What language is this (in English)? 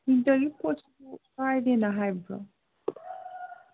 Manipuri